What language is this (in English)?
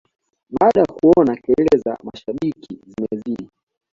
Swahili